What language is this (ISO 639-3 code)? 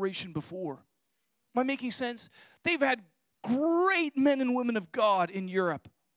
eng